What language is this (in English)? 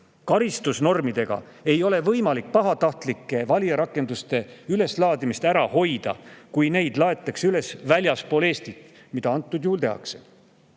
Estonian